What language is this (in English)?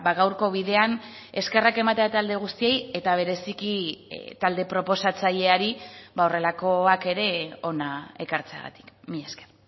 Basque